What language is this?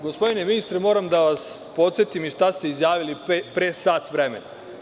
Serbian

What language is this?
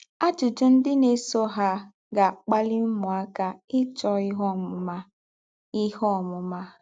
Igbo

